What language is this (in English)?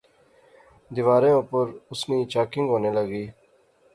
Pahari-Potwari